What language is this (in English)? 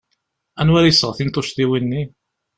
Kabyle